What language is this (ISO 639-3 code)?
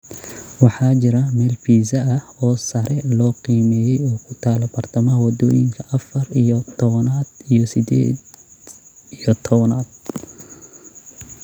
som